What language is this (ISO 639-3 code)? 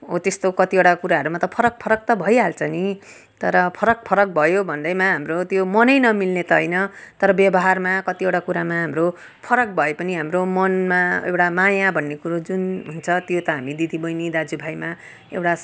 nep